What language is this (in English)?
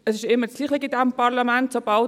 Swiss German